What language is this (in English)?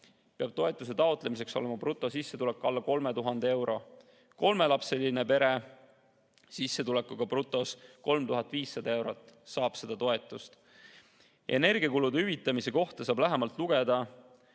Estonian